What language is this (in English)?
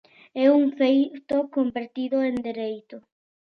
Galician